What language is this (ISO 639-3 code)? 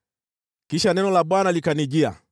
swa